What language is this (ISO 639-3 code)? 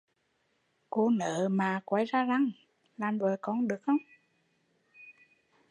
vie